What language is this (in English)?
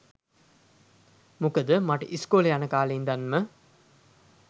Sinhala